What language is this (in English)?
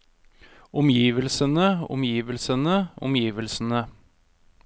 Norwegian